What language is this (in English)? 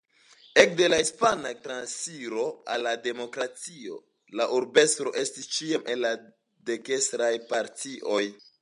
Esperanto